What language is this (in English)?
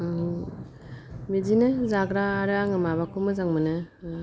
Bodo